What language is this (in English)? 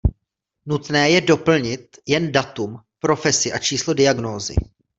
Czech